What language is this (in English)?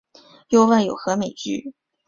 Chinese